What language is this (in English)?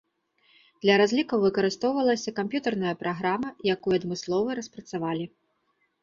Belarusian